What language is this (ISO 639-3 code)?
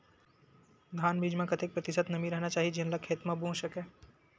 hne